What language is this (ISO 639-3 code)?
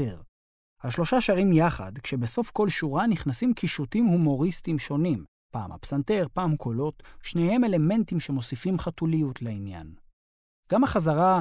heb